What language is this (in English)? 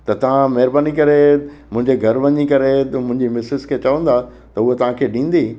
Sindhi